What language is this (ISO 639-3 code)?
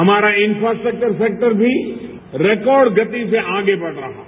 hin